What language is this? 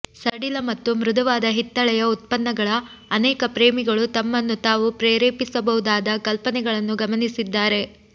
Kannada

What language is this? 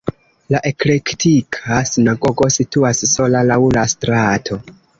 Esperanto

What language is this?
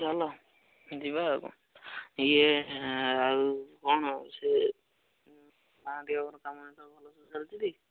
Odia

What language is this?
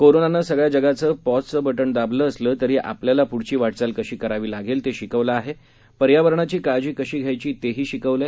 Marathi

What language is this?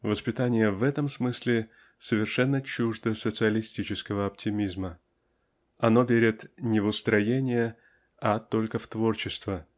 Russian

